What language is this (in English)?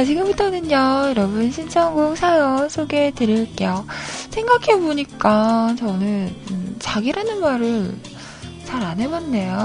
Korean